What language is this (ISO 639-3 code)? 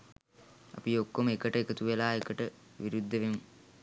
sin